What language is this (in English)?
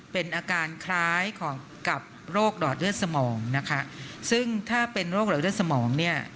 Thai